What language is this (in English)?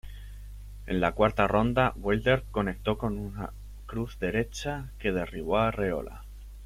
Spanish